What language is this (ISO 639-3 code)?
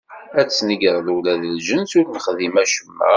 kab